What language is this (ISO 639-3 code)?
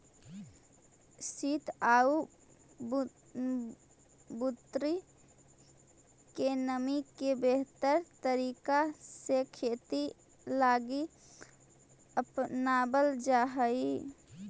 mag